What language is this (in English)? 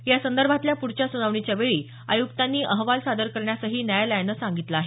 Marathi